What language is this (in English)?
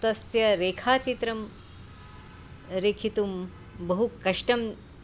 Sanskrit